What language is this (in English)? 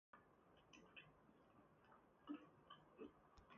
Taita